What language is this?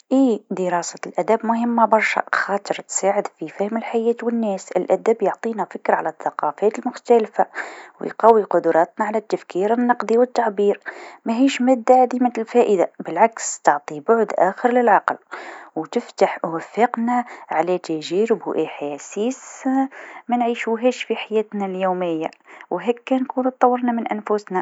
Tunisian Arabic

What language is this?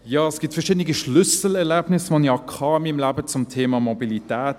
Swiss German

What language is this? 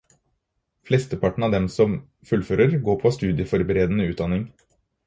Norwegian Bokmål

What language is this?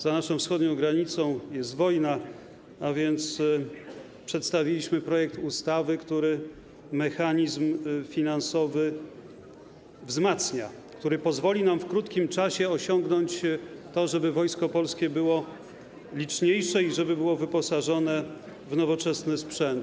Polish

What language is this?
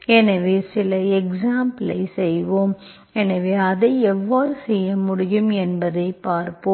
Tamil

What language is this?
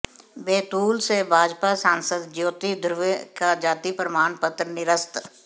Hindi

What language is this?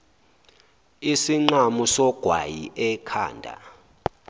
Zulu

